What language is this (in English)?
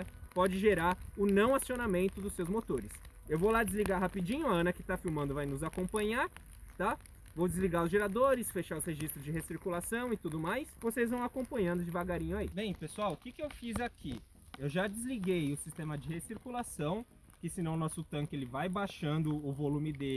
Portuguese